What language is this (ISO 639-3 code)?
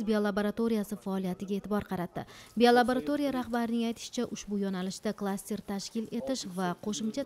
tur